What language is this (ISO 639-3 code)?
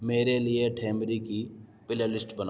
urd